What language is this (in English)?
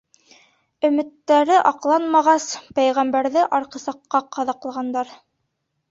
Bashkir